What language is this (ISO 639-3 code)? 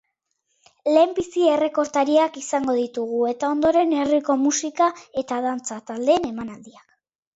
eus